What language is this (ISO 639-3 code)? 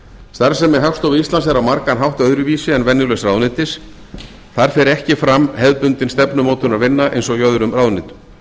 isl